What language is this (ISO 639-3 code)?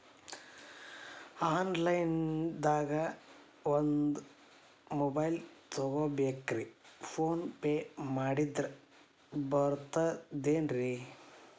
kan